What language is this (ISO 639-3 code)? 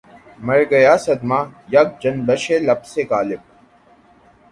urd